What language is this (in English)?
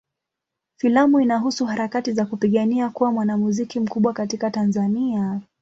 Swahili